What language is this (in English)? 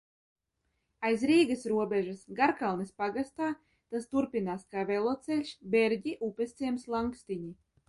Latvian